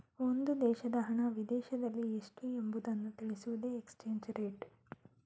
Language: Kannada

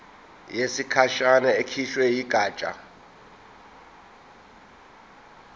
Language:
Zulu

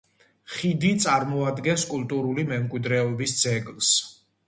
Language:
Georgian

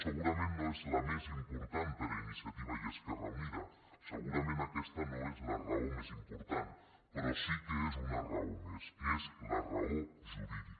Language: Catalan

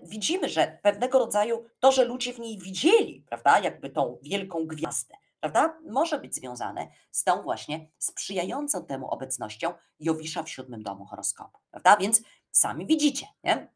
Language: Polish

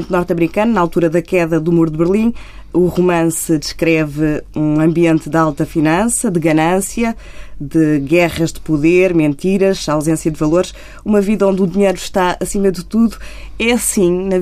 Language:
Portuguese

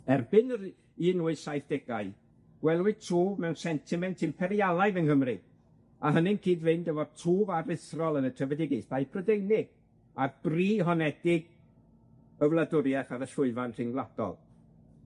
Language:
Welsh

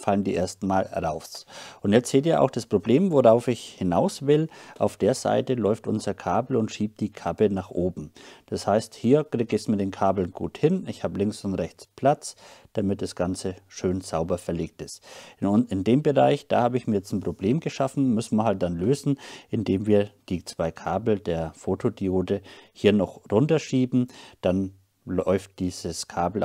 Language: German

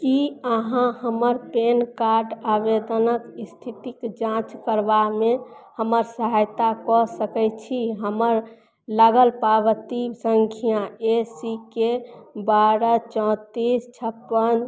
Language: Maithili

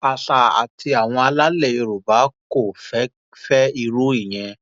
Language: Yoruba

